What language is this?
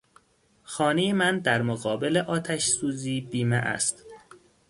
Persian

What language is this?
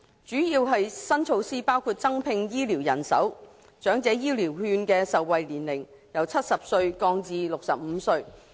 Cantonese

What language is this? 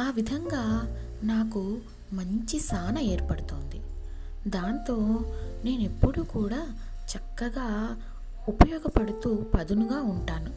Telugu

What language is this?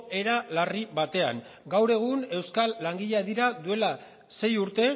Basque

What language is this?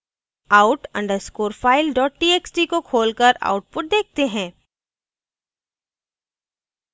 Hindi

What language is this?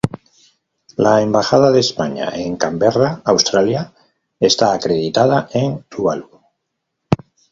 Spanish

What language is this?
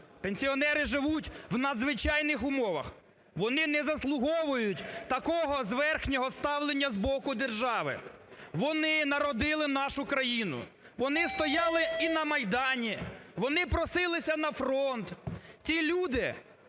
Ukrainian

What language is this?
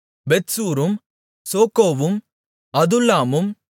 Tamil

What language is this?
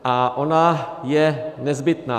Czech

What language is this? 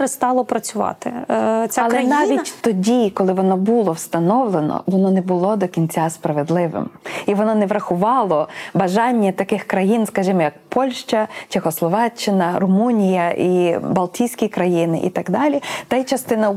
Ukrainian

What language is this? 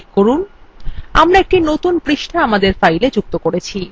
Bangla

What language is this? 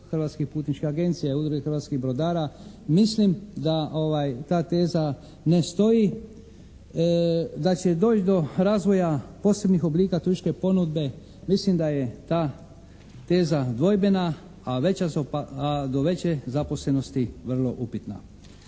Croatian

